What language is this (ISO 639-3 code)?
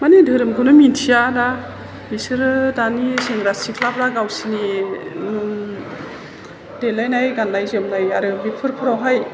brx